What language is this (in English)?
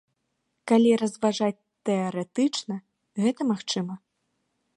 Belarusian